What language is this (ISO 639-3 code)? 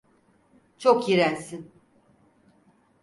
tur